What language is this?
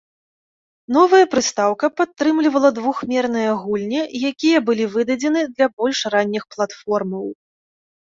Belarusian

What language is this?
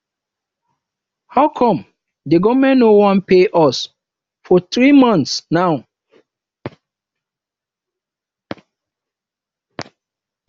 Nigerian Pidgin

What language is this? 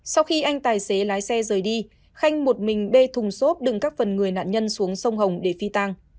Vietnamese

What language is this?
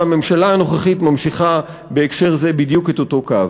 Hebrew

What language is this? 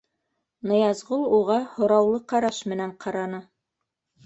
Bashkir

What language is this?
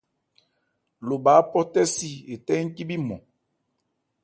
Ebrié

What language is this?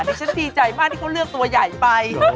Thai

